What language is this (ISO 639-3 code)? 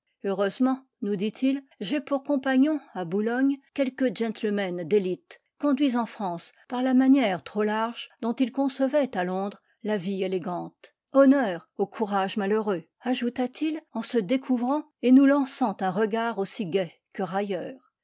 fra